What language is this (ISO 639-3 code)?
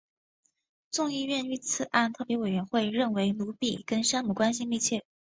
zho